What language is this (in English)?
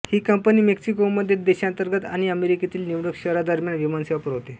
Marathi